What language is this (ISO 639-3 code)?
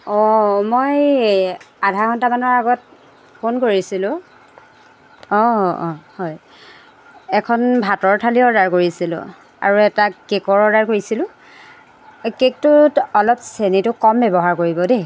asm